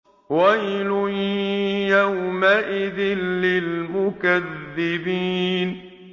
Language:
Arabic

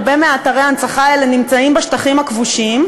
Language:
Hebrew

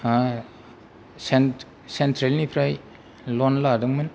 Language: Bodo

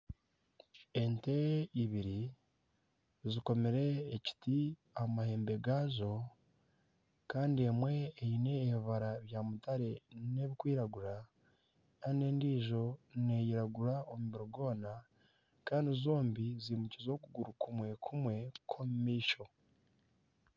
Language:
Nyankole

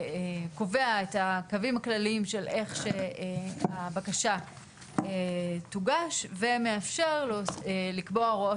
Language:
Hebrew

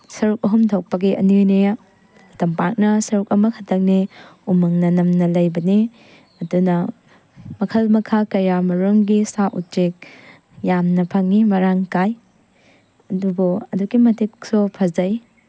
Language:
Manipuri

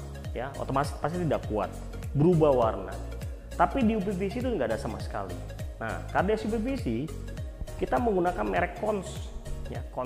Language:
Indonesian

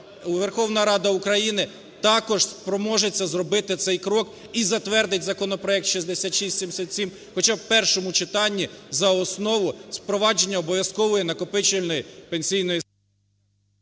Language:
Ukrainian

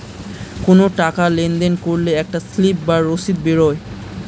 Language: Bangla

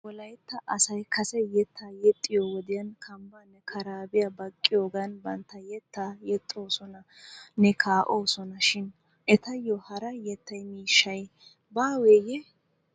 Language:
Wolaytta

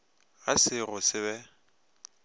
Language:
Northern Sotho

